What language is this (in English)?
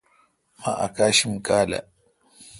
Kalkoti